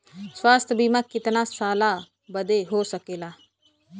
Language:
Bhojpuri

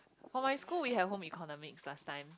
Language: English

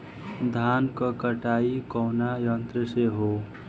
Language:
Bhojpuri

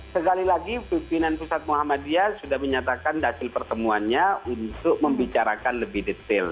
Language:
Indonesian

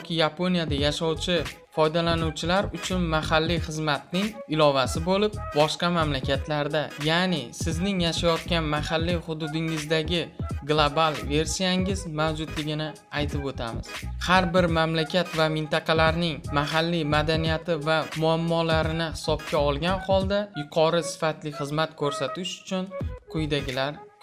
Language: Turkish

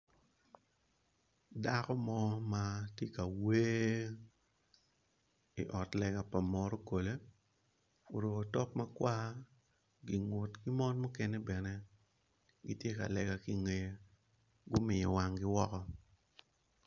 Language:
Acoli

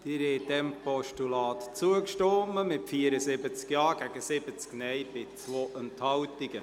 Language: Swiss German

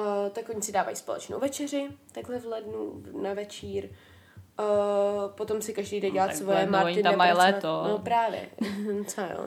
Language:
Czech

